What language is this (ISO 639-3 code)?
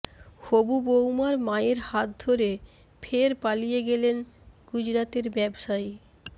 ben